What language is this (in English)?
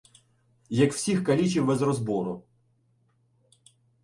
Ukrainian